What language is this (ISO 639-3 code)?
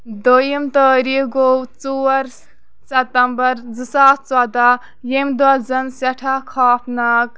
kas